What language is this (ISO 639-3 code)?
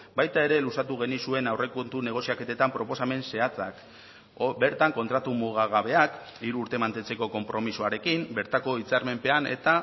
eus